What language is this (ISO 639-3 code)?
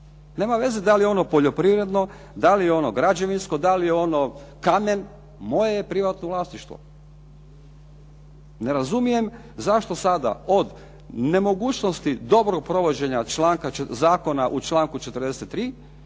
hrv